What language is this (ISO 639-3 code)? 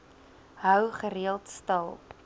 afr